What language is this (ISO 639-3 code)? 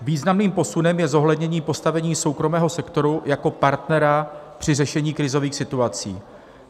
ces